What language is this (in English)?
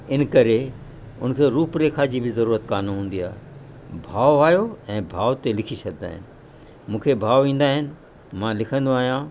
Sindhi